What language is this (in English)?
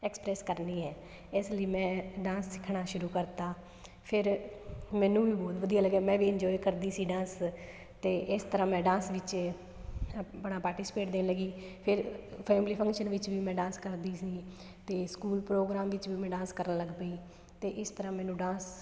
Punjabi